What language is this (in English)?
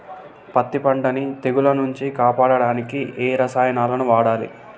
Telugu